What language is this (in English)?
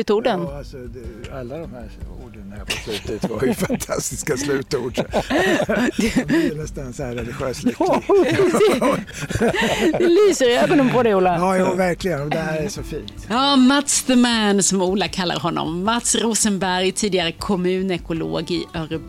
Swedish